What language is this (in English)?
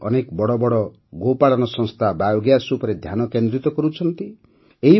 Odia